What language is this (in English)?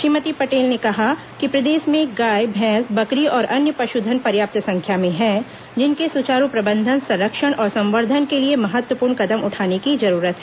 Hindi